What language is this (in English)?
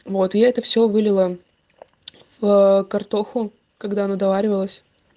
Russian